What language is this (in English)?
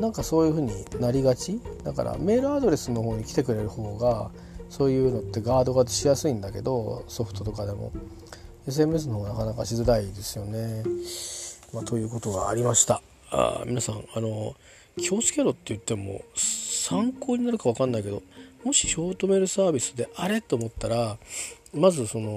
Japanese